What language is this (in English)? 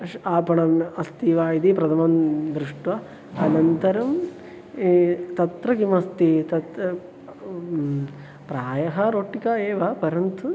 Sanskrit